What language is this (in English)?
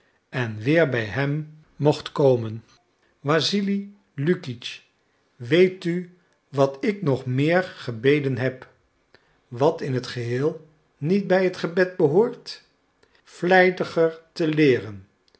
Dutch